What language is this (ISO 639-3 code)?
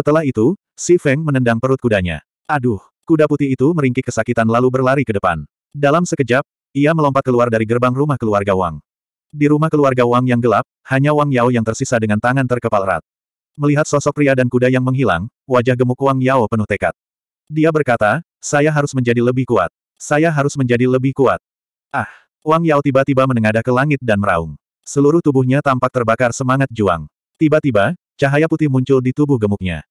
ind